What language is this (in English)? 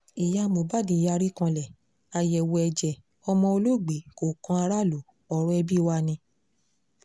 Yoruba